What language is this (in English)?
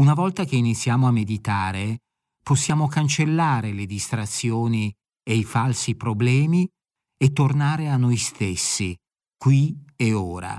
Italian